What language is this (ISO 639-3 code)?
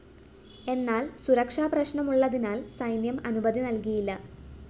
mal